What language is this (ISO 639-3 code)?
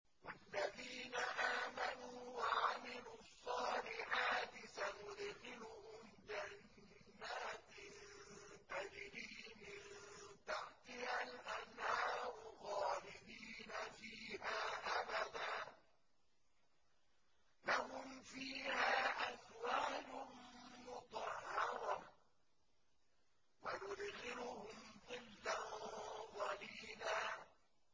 ara